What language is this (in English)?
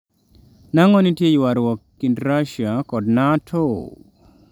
Luo (Kenya and Tanzania)